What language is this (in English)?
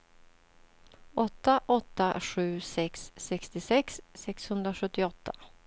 Swedish